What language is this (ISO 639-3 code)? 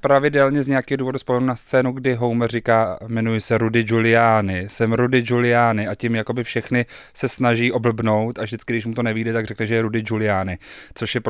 ces